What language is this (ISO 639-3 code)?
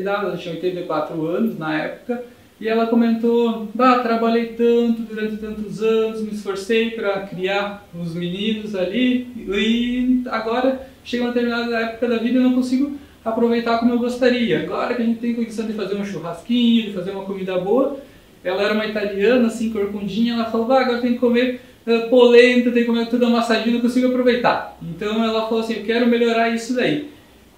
por